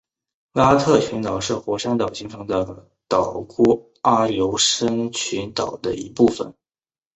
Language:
Chinese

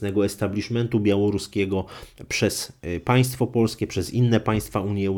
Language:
Polish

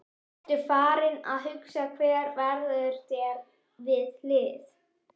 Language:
Icelandic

